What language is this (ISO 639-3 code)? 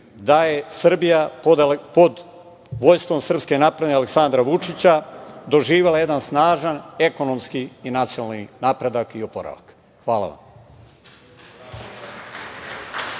srp